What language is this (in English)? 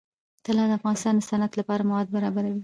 Pashto